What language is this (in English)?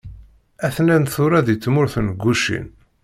Kabyle